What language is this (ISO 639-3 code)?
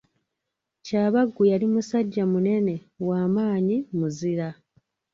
lug